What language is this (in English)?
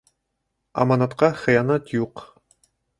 Bashkir